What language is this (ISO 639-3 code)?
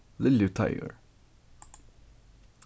fao